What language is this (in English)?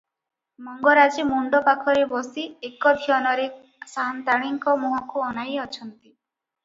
Odia